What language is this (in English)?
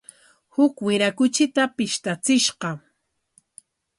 Corongo Ancash Quechua